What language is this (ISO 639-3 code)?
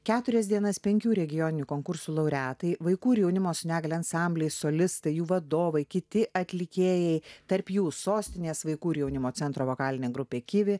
lit